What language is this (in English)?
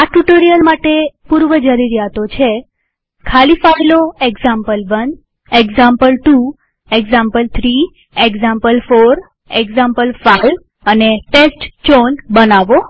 Gujarati